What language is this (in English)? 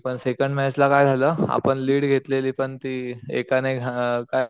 Marathi